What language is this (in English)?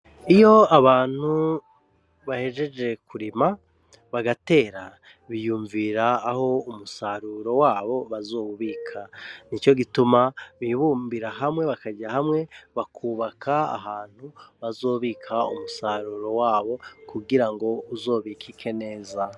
Rundi